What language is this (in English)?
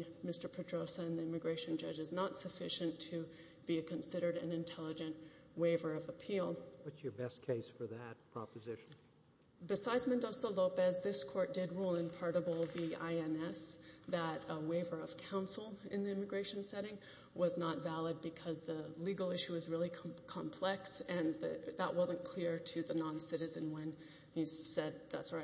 English